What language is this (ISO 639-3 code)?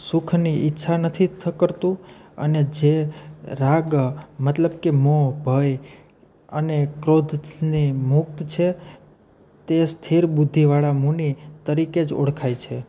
guj